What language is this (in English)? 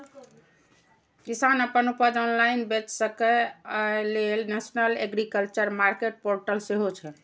Maithili